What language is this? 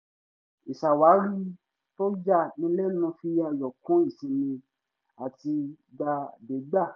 Yoruba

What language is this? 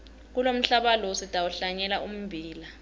Swati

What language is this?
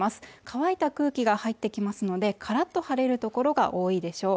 Japanese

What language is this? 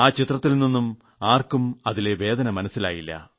Malayalam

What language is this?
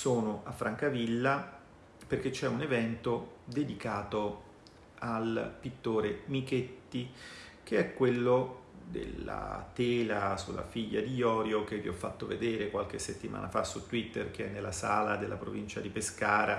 Italian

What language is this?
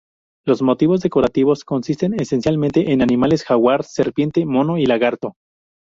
Spanish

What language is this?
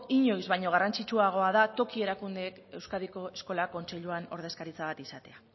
Basque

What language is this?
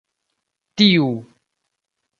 Esperanto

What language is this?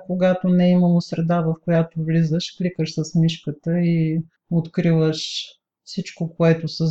Bulgarian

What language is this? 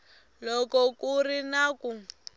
Tsonga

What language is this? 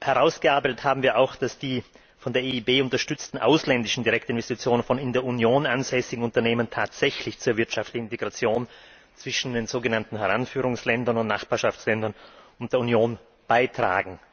German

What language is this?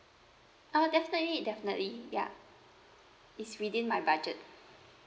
English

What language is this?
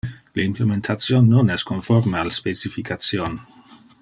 Interlingua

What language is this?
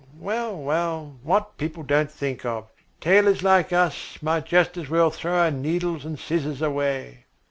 English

